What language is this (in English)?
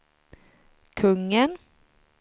Swedish